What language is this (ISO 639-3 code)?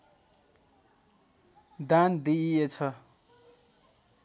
nep